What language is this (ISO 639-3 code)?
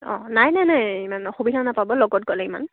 asm